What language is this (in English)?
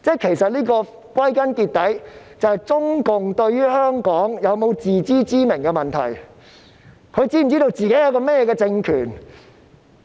Cantonese